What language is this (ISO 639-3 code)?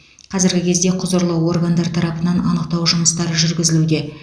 kaz